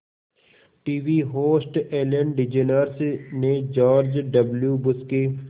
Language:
Hindi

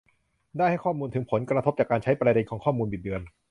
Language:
Thai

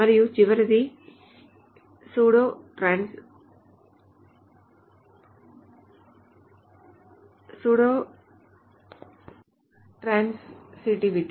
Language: Telugu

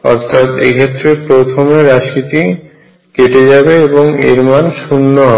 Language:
Bangla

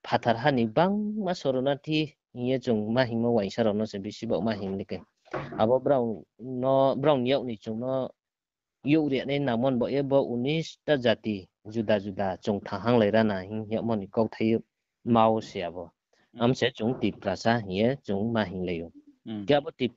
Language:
Bangla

